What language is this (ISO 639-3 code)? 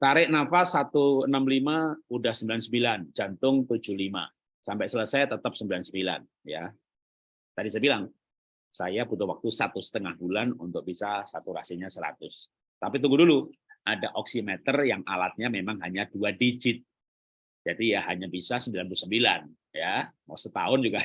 ind